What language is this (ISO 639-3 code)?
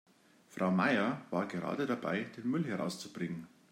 deu